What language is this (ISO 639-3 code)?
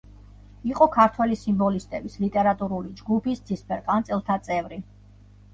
kat